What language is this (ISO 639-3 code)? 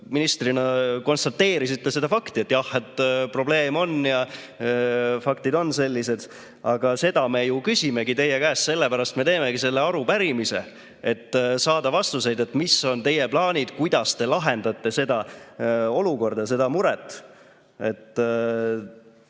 est